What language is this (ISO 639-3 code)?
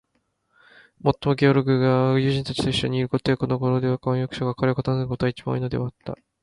jpn